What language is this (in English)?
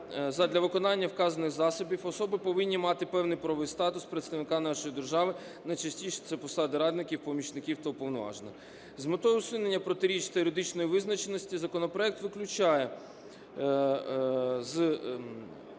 Ukrainian